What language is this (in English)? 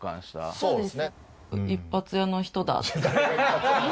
Japanese